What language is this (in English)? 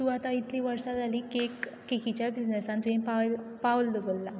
Konkani